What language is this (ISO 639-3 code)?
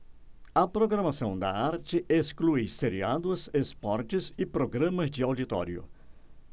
por